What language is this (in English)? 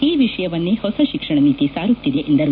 Kannada